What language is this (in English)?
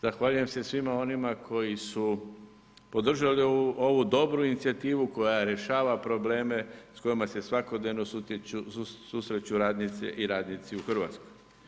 Croatian